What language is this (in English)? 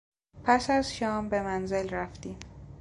Persian